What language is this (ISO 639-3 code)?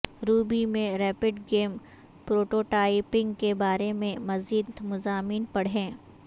urd